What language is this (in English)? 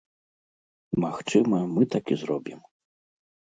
Belarusian